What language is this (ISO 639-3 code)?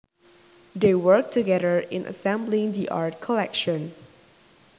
jav